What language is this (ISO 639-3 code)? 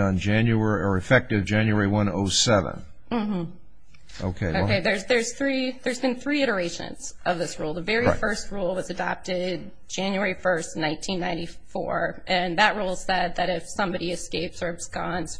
eng